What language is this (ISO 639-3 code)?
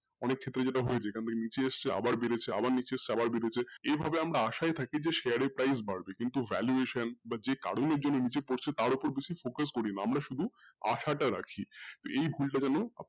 ben